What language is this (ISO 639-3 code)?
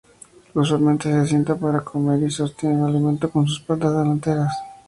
spa